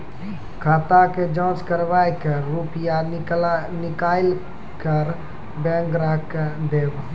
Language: Maithili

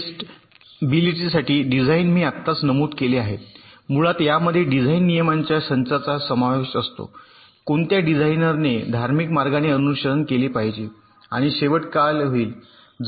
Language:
Marathi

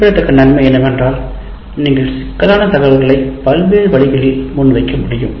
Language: Tamil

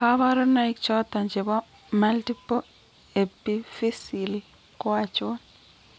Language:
Kalenjin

